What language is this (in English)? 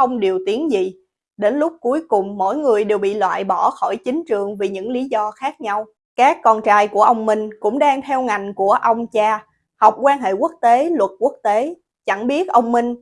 Vietnamese